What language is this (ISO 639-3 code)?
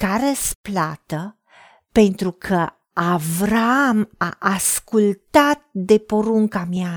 ron